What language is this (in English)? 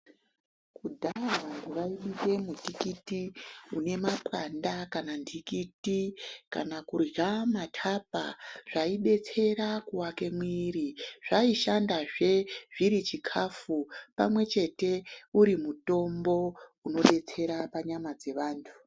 Ndau